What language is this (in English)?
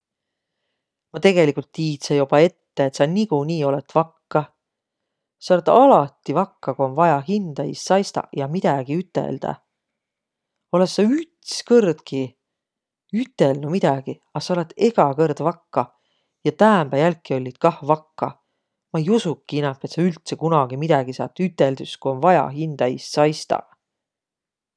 Võro